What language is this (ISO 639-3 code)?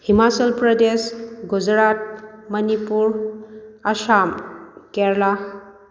mni